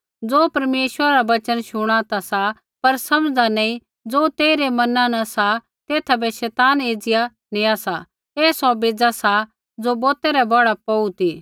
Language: Kullu Pahari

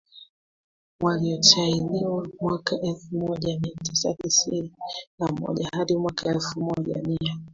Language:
Swahili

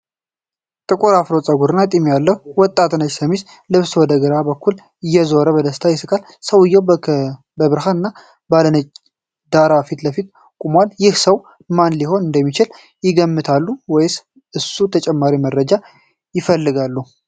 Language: Amharic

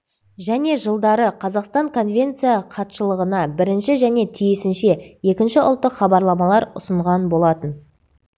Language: Kazakh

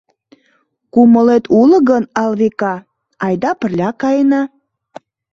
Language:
Mari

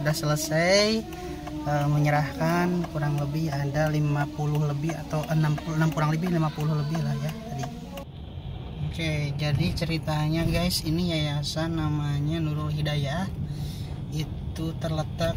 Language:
Indonesian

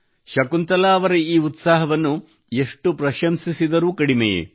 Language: Kannada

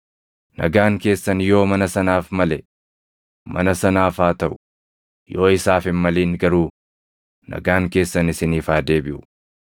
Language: Oromo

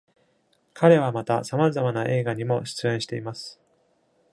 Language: Japanese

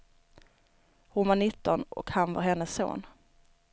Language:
Swedish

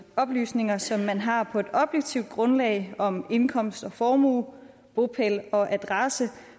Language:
Danish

